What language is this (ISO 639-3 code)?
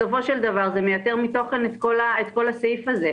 heb